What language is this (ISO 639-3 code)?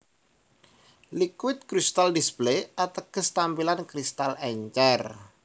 jav